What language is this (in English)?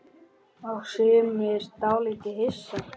Icelandic